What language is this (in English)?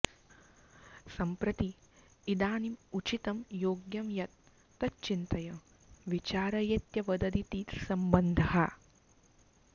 Sanskrit